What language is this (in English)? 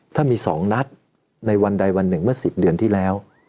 Thai